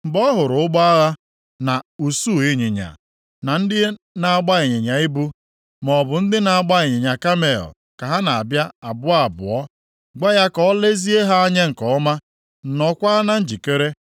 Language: Igbo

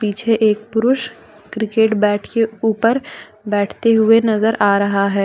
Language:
Hindi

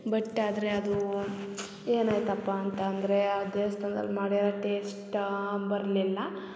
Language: Kannada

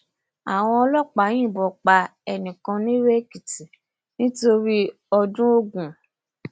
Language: Yoruba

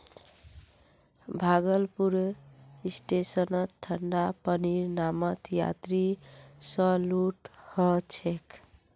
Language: Magahi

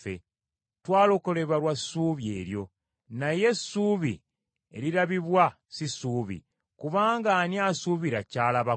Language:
Ganda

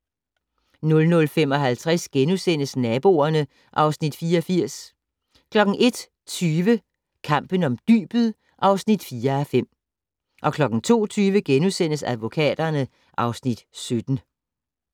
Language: Danish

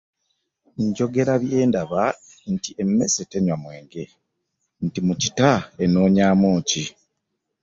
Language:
Ganda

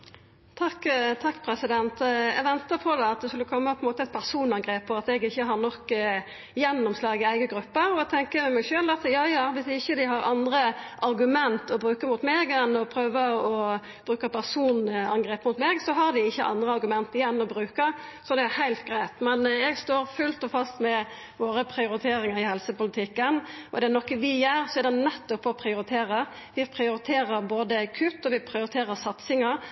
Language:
Norwegian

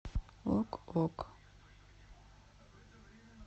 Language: Russian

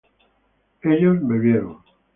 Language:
Spanish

